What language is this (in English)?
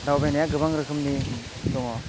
Bodo